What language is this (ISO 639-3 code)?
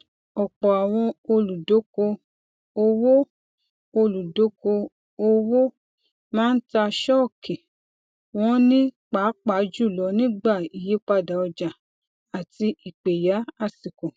yor